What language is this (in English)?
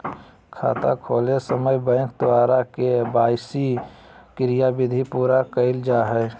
Magahi